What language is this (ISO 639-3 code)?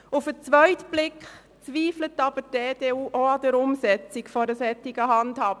gsw